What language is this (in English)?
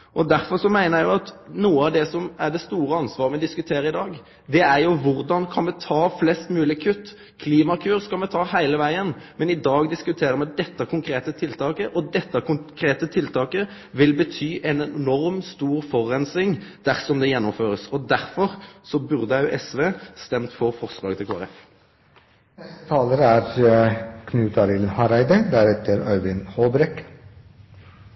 Norwegian Nynorsk